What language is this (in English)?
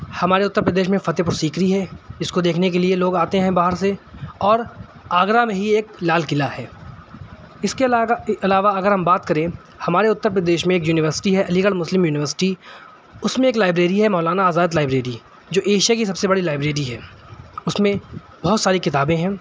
Urdu